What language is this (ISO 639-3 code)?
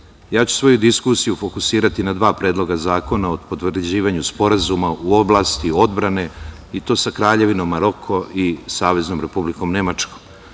srp